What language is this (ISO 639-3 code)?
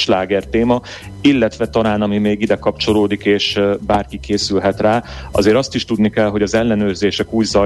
hun